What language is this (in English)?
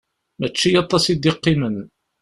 Kabyle